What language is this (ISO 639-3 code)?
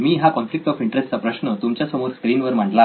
mar